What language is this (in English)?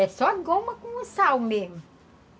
Portuguese